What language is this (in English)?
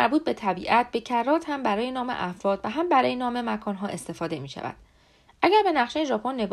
Persian